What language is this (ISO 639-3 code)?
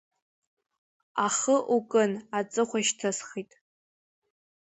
abk